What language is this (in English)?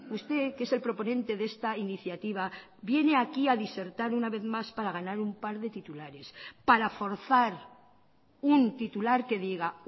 Spanish